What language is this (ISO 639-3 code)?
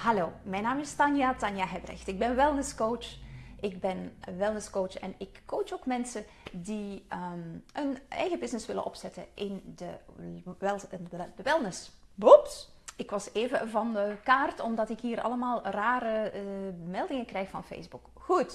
nld